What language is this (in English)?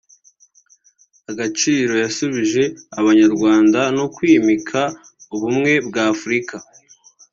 Kinyarwanda